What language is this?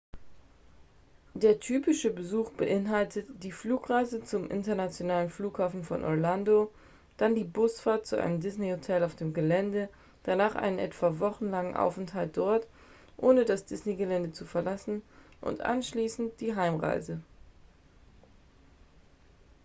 German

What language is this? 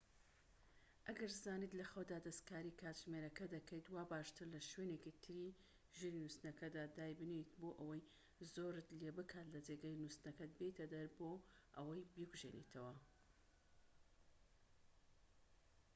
Central Kurdish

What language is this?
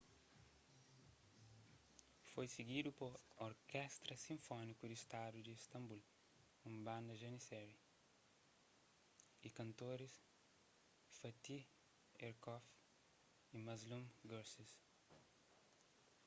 Kabuverdianu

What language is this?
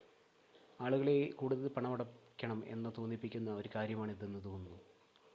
Malayalam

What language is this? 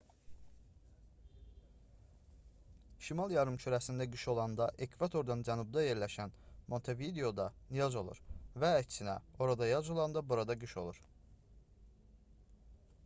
Azerbaijani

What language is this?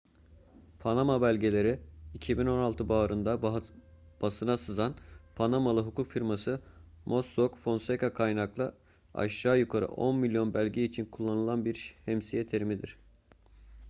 Turkish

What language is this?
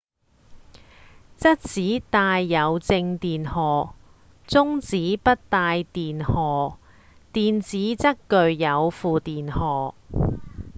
Cantonese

